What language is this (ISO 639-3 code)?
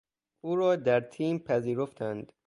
fas